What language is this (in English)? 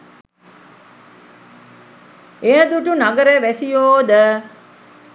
Sinhala